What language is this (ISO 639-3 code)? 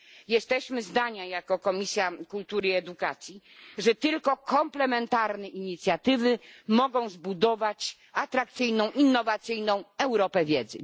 pol